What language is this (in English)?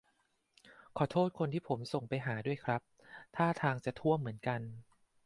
Thai